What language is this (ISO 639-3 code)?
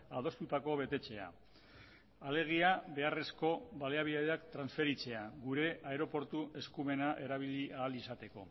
eus